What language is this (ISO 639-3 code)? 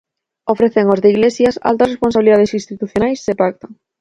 glg